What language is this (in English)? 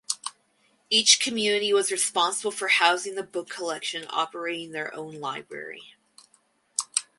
English